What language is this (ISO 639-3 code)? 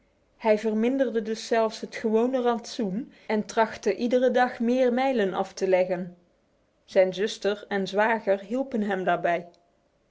nld